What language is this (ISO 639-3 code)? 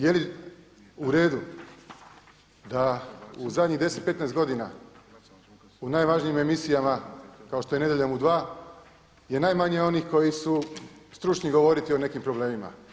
hrv